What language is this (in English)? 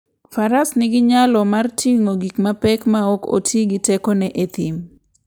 Luo (Kenya and Tanzania)